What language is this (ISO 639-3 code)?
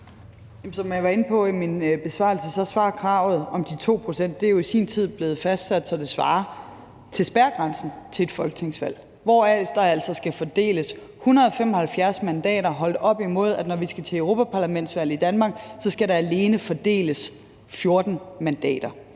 dan